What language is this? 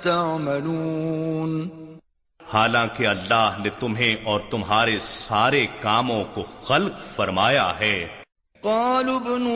Urdu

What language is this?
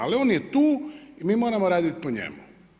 Croatian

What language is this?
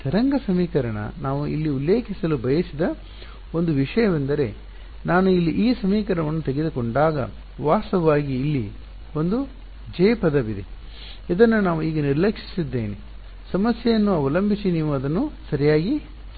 Kannada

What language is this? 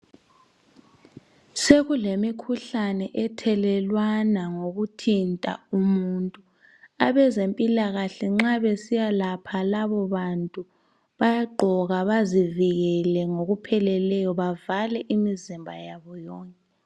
North Ndebele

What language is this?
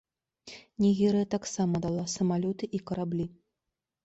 Belarusian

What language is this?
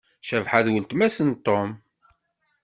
Kabyle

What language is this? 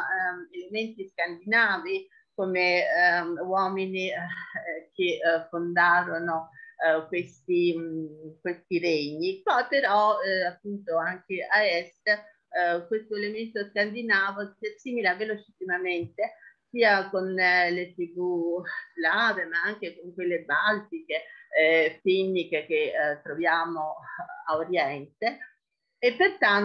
Italian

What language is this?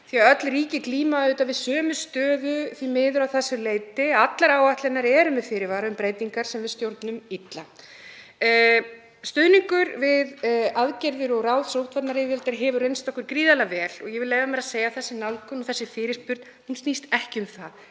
Icelandic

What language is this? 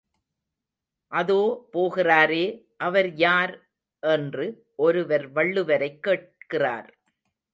Tamil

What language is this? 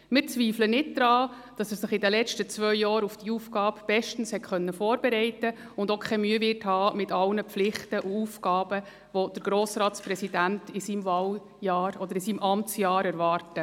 Swiss German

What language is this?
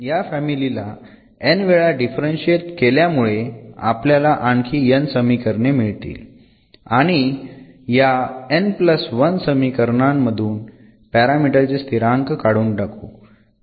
Marathi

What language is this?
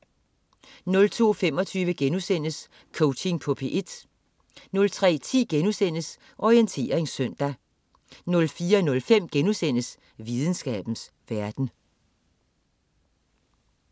Danish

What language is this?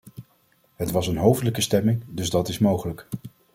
Dutch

